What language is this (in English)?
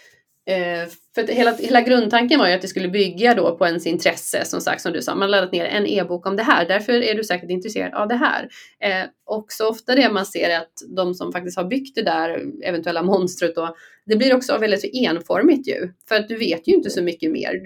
Swedish